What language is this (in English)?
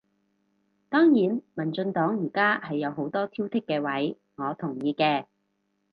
Cantonese